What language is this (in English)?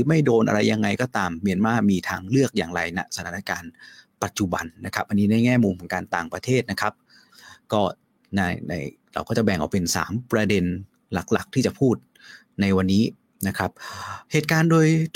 Thai